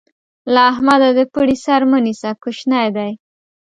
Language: Pashto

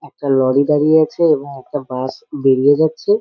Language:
Bangla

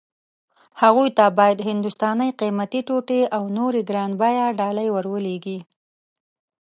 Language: Pashto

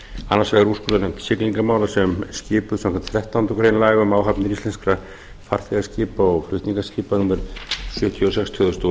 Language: Icelandic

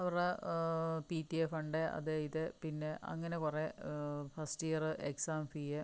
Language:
Malayalam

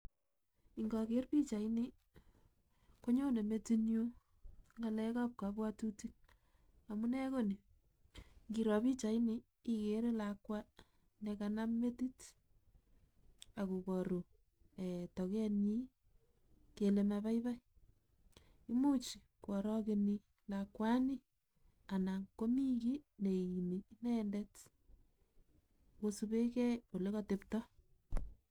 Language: Kalenjin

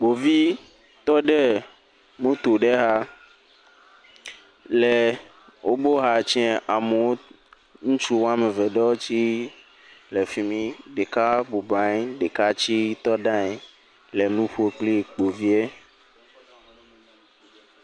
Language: Ewe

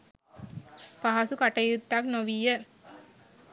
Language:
Sinhala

